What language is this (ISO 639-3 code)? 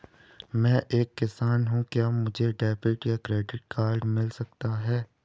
hin